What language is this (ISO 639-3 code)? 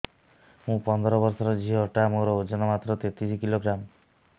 ori